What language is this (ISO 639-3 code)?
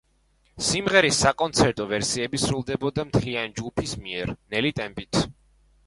kat